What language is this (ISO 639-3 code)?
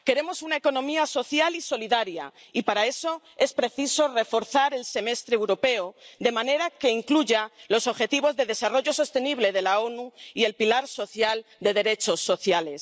spa